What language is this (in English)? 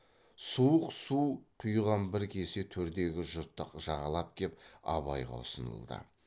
Kazakh